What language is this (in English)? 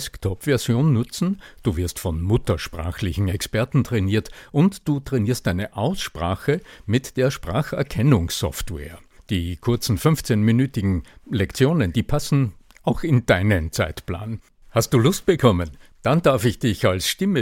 German